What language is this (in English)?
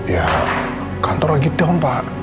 Indonesian